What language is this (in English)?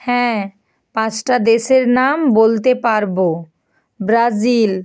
Bangla